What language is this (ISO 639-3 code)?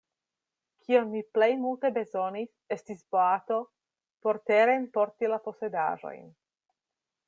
epo